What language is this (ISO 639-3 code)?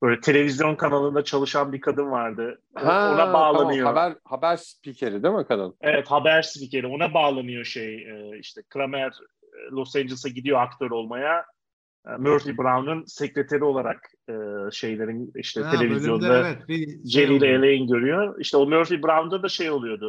tur